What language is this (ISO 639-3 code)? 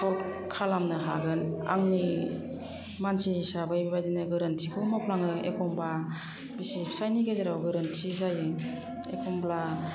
brx